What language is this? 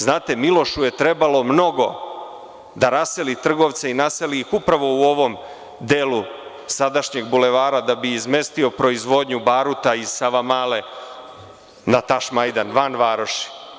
Serbian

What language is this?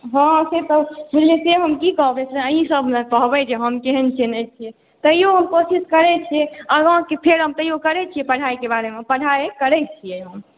Maithili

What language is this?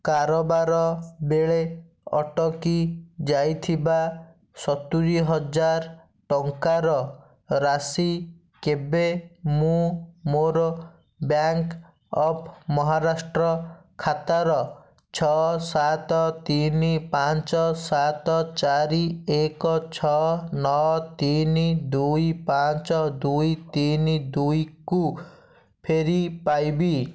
Odia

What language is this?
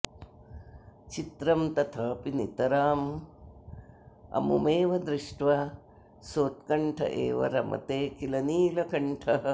Sanskrit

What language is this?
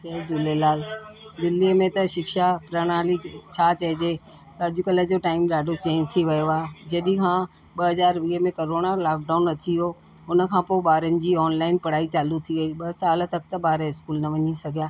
Sindhi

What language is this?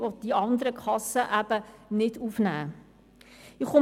Swiss German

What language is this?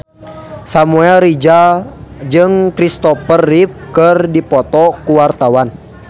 Sundanese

